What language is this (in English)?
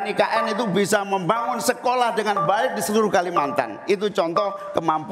Indonesian